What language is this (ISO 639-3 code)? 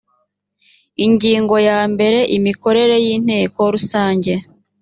kin